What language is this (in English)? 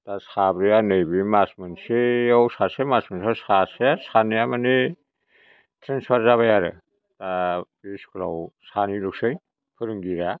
Bodo